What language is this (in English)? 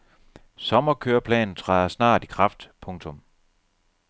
Danish